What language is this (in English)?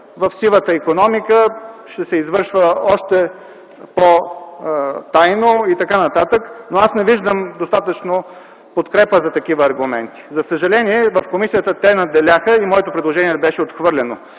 Bulgarian